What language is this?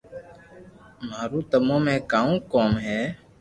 Loarki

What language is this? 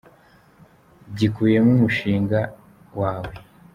Kinyarwanda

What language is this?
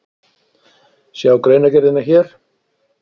Icelandic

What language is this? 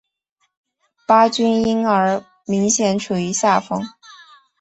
Chinese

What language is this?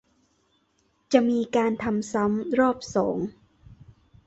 Thai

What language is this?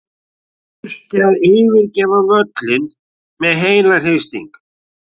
Icelandic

